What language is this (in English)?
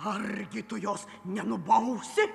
Lithuanian